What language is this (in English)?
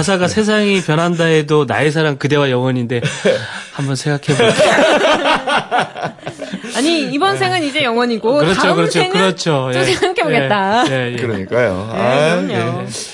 Korean